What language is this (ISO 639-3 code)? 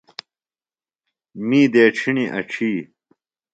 phl